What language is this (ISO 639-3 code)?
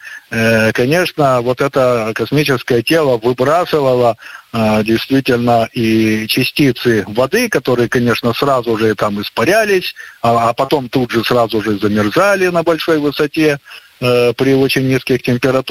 rus